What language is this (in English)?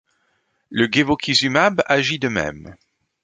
French